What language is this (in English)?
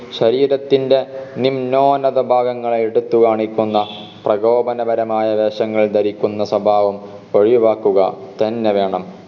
Malayalam